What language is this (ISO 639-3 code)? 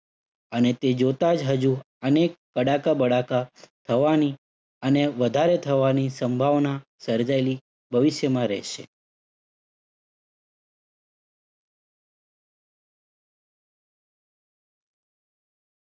guj